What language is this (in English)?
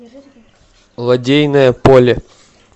Russian